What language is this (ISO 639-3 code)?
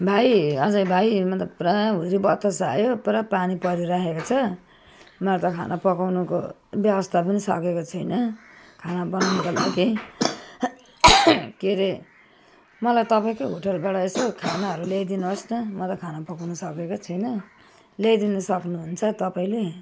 nep